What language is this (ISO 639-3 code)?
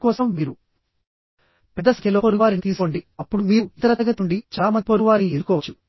tel